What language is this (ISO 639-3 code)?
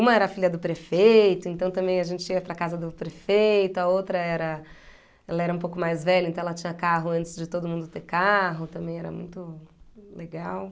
por